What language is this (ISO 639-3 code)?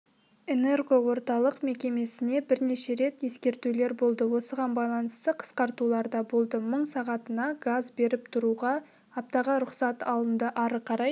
kaz